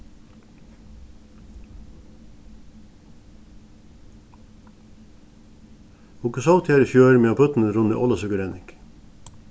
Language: Faroese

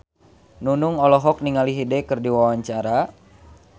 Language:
Sundanese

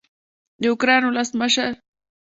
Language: Pashto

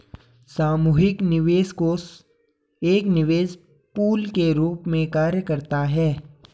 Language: Hindi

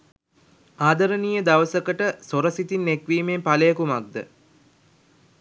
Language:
Sinhala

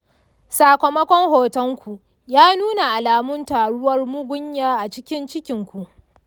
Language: Hausa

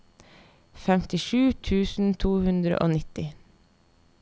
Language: Norwegian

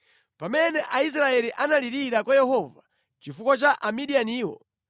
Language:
Nyanja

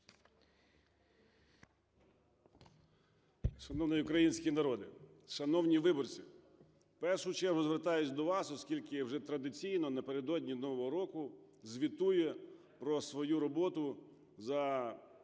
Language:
Ukrainian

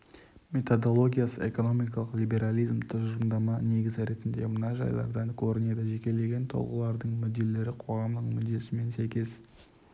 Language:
Kazakh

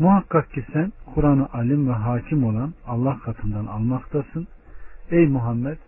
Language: Turkish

